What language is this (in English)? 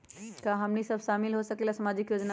Magahi